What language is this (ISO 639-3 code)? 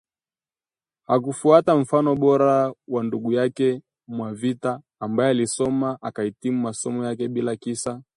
swa